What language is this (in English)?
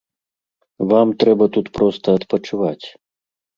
Belarusian